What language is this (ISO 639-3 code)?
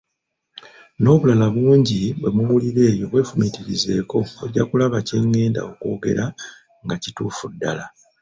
lug